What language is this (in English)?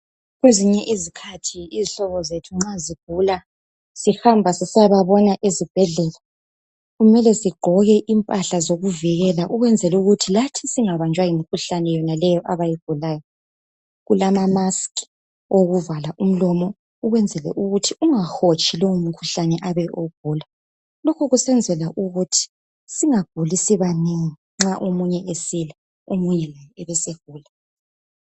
North Ndebele